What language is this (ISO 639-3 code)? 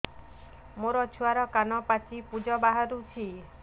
ori